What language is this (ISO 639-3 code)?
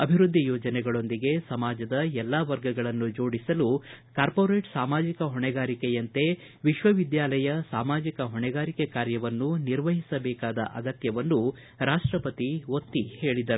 kan